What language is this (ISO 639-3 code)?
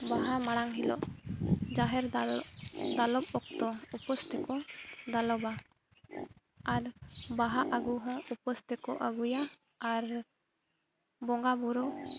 sat